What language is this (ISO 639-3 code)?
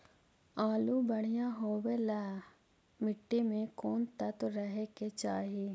mag